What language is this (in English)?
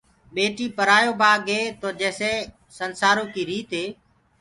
Gurgula